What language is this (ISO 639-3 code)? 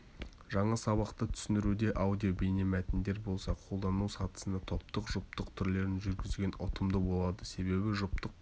kaz